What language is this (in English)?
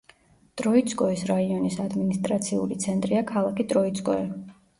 Georgian